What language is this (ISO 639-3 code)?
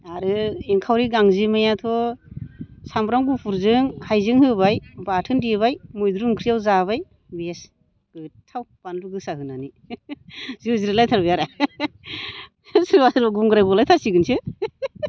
brx